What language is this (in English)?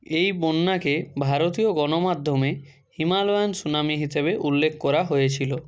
Bangla